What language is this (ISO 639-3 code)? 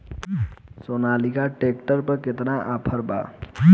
bho